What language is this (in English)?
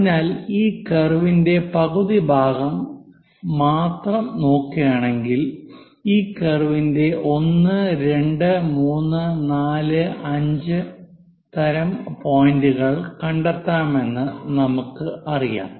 Malayalam